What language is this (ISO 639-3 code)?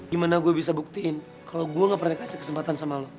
ind